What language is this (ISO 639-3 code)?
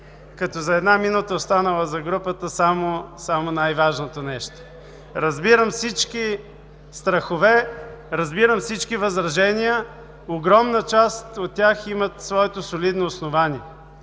bul